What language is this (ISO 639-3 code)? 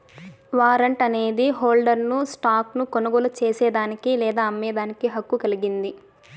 tel